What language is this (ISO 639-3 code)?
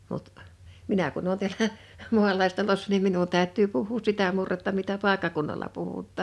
fin